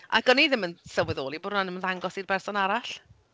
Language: Welsh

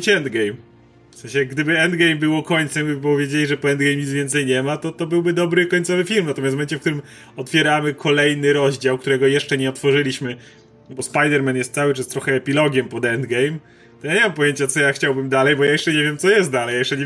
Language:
Polish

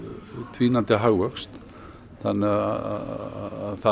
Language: Icelandic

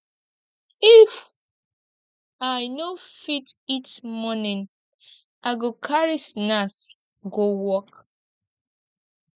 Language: Nigerian Pidgin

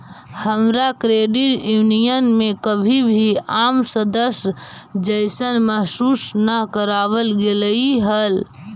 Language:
Magahi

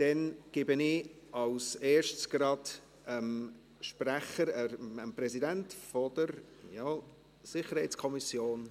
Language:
Swiss German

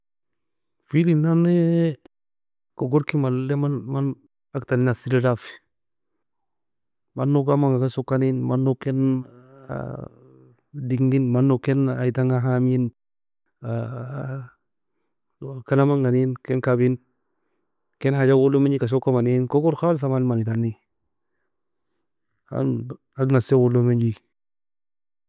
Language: Nobiin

